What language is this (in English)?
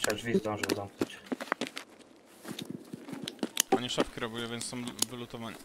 Polish